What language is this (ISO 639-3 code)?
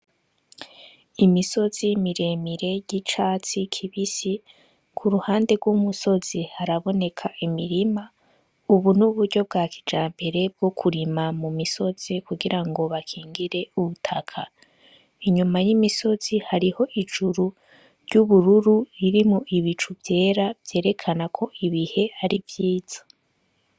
run